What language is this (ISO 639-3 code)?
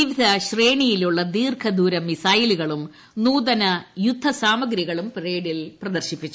mal